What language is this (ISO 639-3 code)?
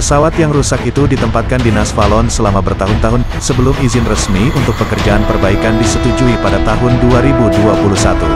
ind